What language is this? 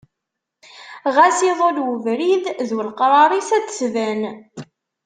Kabyle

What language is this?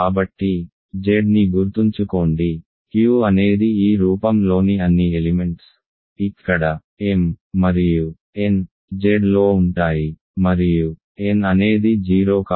Telugu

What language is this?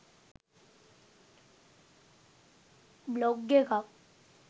Sinhala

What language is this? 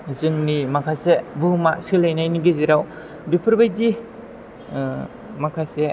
Bodo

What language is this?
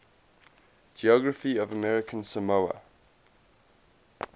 English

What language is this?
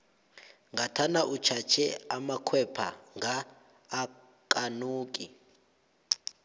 South Ndebele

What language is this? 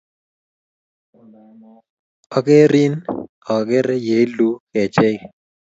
Kalenjin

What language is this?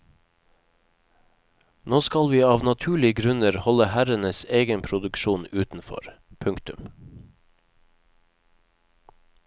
Norwegian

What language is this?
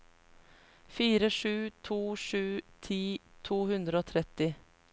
Norwegian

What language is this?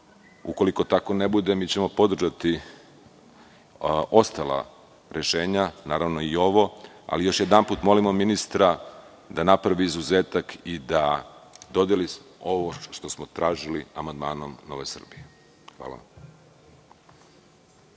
Serbian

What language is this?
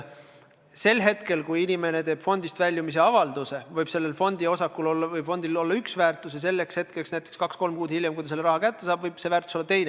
Estonian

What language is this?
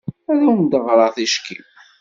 Kabyle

